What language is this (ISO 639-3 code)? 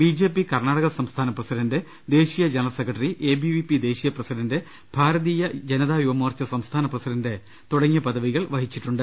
mal